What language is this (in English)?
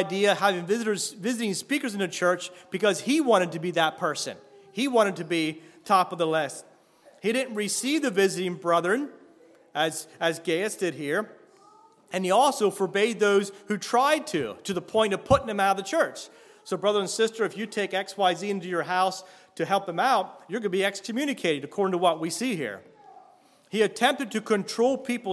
English